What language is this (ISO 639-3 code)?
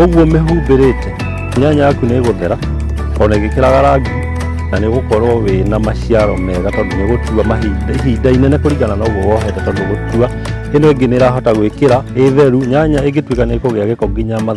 kor